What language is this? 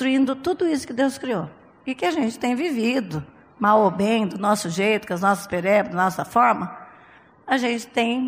Portuguese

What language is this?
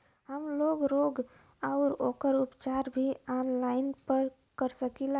Bhojpuri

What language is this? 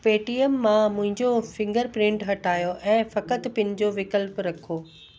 Sindhi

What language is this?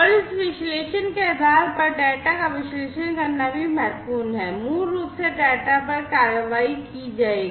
Hindi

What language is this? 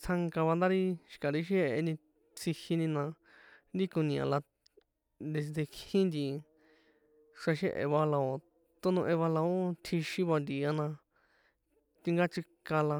San Juan Atzingo Popoloca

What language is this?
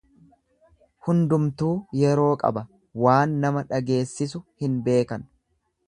Oromo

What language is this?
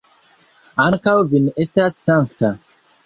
Esperanto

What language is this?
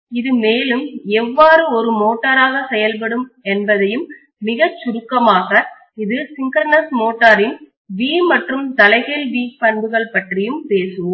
Tamil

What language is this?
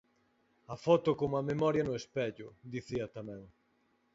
Galician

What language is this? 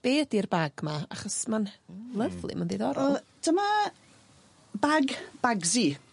Welsh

